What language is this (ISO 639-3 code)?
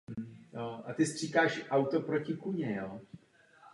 ces